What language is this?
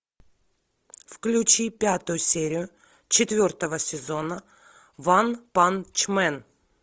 Russian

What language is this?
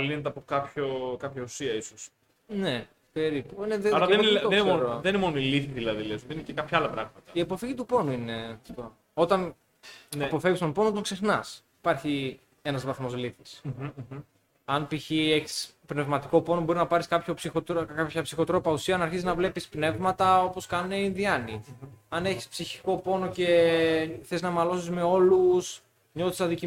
Greek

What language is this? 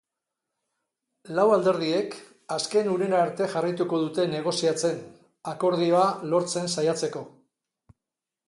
Basque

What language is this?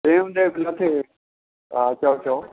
Sindhi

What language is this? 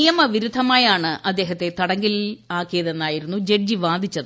Malayalam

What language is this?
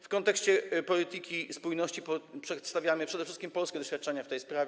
Polish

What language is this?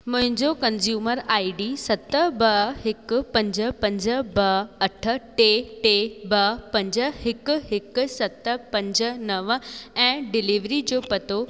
Sindhi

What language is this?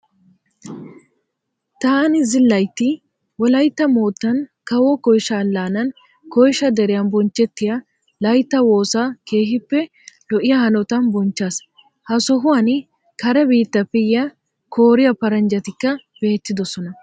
Wolaytta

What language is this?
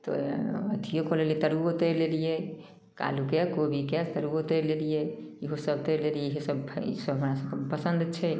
Maithili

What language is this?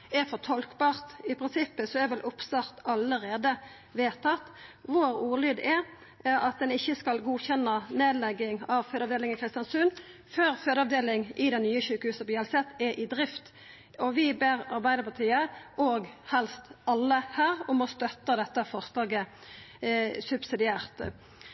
Norwegian Nynorsk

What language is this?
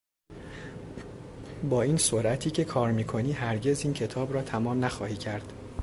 Persian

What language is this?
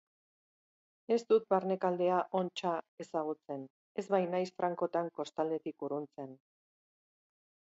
Basque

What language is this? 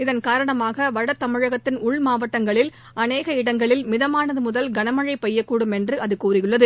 Tamil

